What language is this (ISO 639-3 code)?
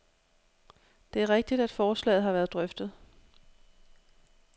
dan